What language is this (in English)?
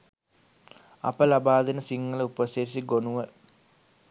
Sinhala